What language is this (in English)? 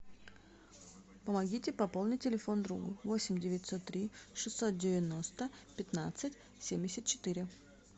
Russian